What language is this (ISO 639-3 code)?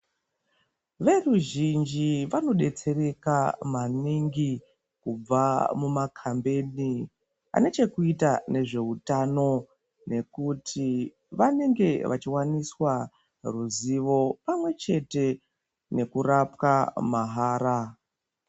ndc